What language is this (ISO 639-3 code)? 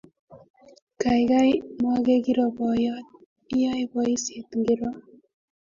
kln